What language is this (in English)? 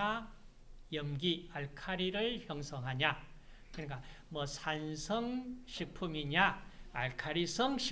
Korean